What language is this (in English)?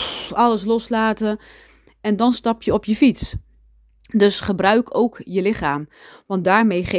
Dutch